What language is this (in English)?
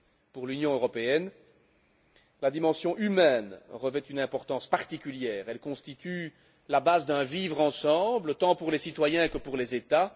French